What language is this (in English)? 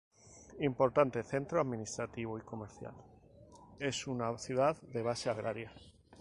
Spanish